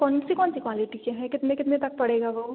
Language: Hindi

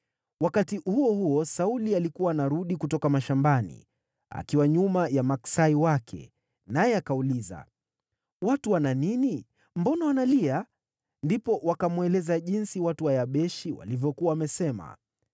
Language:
Swahili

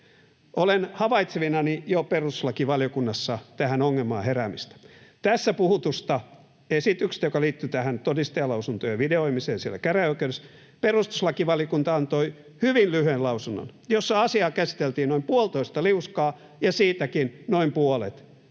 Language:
Finnish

